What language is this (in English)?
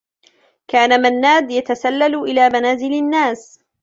Arabic